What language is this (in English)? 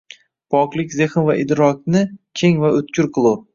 Uzbek